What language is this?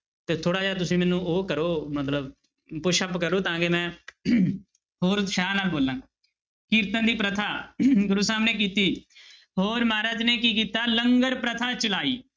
Punjabi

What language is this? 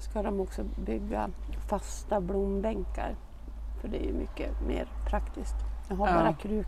Swedish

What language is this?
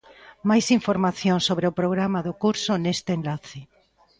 Galician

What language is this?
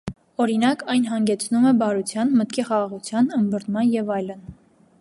Armenian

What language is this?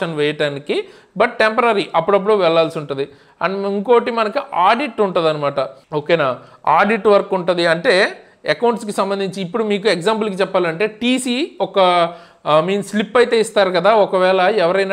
Telugu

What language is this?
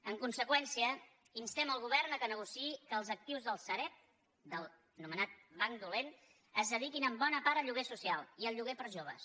Catalan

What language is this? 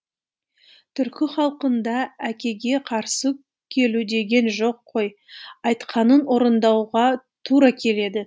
Kazakh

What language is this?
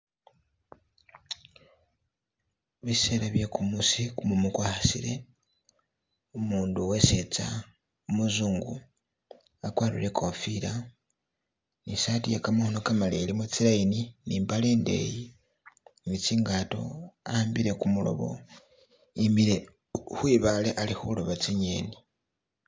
Masaaba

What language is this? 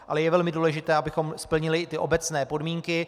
Czech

